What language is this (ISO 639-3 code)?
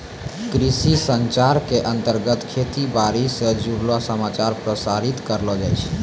mai